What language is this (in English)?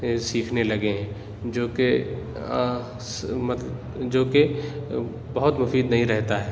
Urdu